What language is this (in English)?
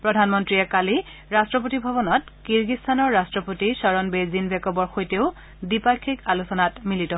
Assamese